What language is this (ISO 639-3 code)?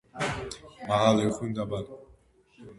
kat